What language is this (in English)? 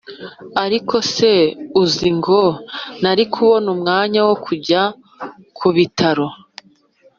Kinyarwanda